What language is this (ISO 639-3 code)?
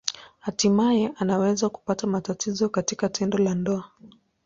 swa